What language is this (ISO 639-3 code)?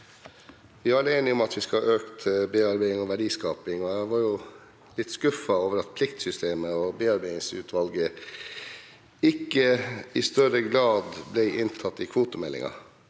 nor